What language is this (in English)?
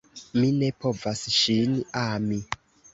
Esperanto